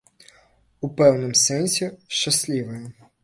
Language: Belarusian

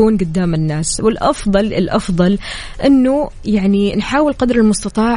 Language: Arabic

